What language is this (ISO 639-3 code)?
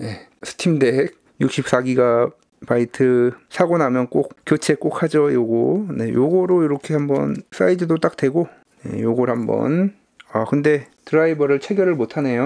kor